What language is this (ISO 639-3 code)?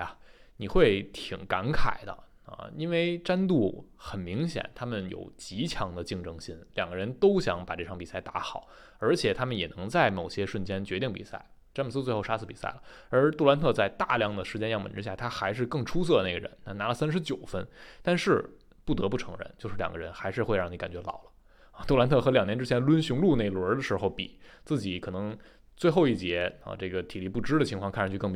zho